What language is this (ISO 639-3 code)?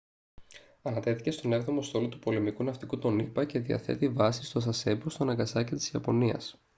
ell